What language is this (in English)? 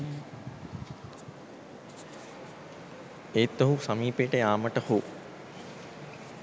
Sinhala